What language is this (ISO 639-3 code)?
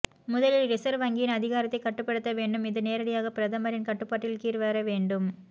tam